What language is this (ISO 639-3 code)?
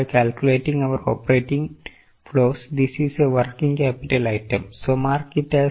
mal